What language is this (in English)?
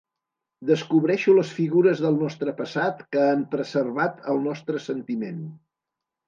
Catalan